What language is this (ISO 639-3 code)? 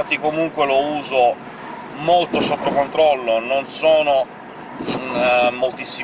ita